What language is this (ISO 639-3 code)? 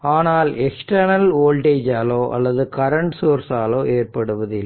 tam